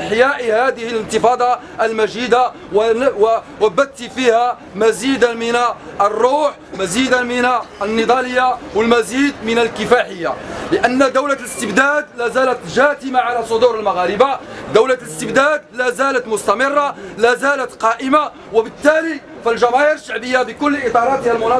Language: Arabic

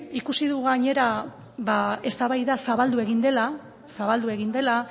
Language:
Basque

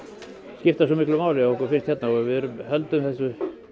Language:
Icelandic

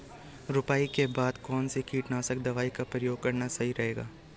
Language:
Hindi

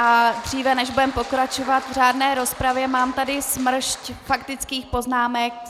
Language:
Czech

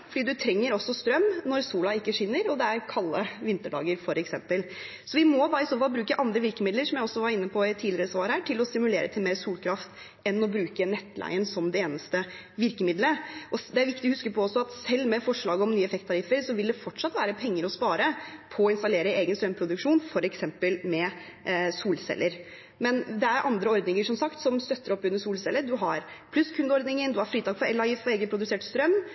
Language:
Norwegian Bokmål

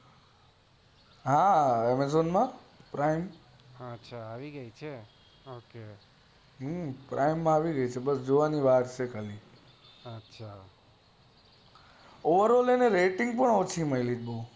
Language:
Gujarati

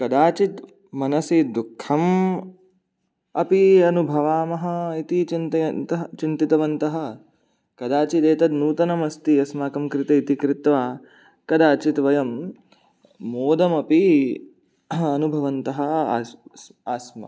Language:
Sanskrit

